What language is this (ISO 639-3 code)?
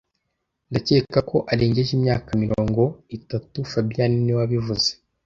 kin